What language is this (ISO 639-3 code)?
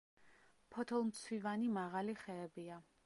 kat